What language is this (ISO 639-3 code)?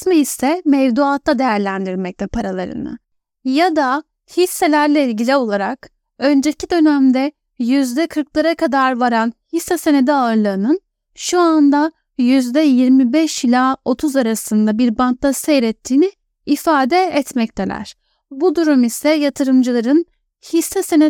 tur